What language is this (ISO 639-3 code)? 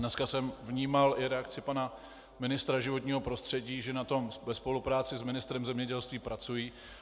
ces